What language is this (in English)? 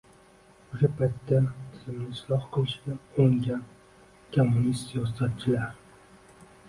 Uzbek